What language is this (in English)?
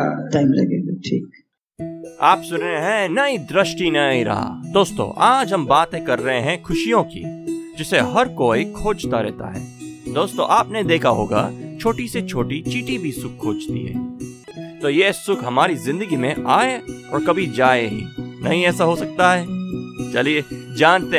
Hindi